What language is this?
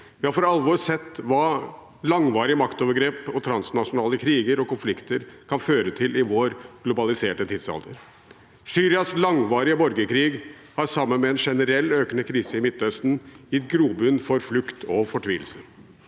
Norwegian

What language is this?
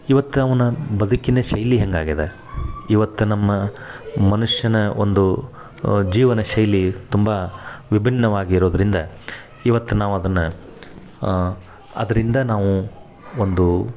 Kannada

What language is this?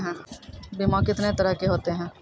Maithili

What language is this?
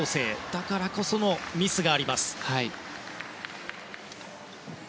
Japanese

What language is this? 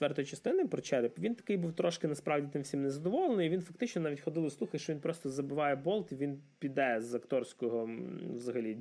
Ukrainian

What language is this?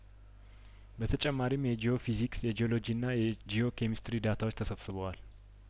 Amharic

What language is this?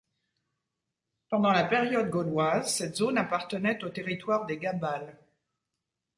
French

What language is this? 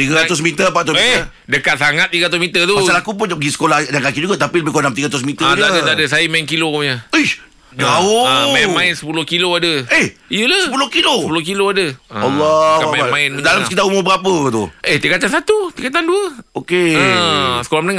Malay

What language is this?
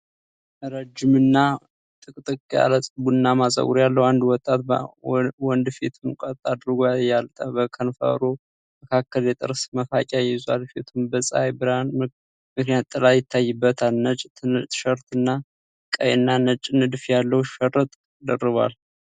Amharic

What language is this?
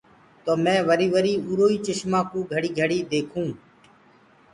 Gurgula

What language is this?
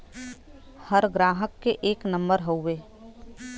Bhojpuri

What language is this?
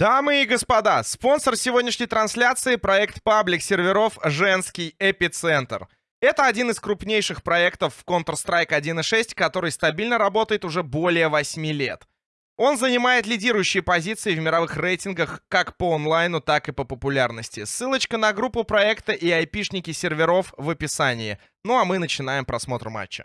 Russian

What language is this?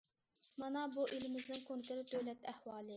Uyghur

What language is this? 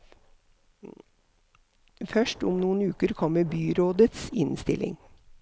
Norwegian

